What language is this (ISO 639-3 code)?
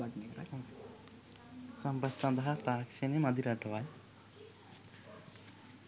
sin